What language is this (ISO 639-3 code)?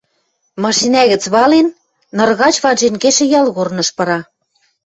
mrj